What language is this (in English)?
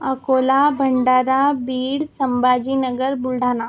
Marathi